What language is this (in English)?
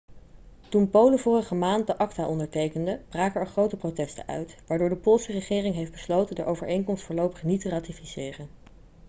Dutch